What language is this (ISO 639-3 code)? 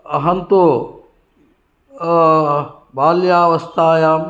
san